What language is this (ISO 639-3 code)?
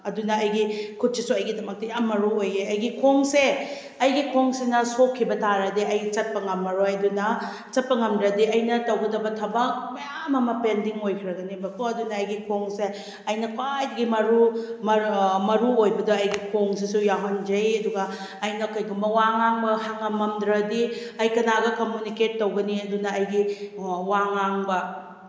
mni